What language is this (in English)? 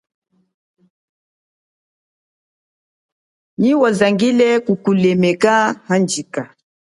Chokwe